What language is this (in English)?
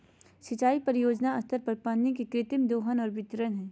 Magahi